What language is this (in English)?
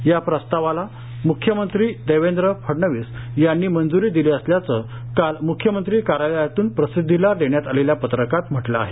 Marathi